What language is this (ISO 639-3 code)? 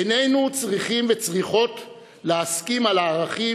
heb